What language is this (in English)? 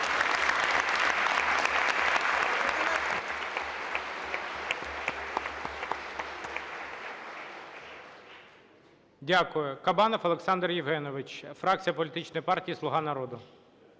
Ukrainian